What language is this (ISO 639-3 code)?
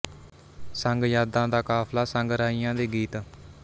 pan